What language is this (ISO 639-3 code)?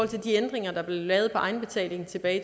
dan